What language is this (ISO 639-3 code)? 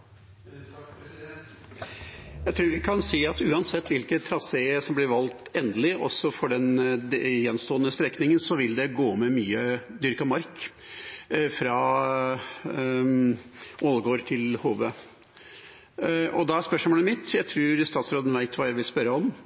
nor